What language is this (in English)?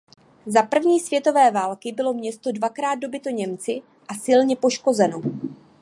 Czech